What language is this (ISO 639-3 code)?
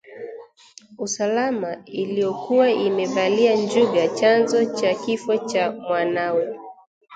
swa